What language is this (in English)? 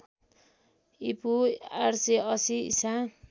Nepali